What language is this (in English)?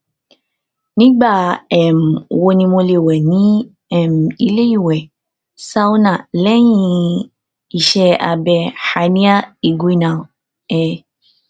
Yoruba